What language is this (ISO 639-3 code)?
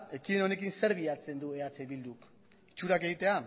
eus